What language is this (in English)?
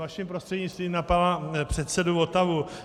Czech